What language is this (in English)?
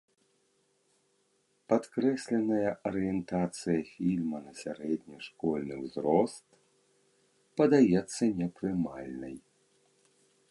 Belarusian